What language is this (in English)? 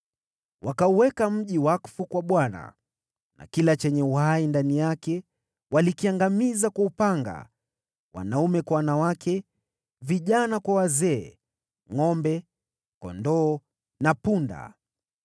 Swahili